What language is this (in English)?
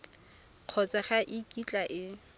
Tswana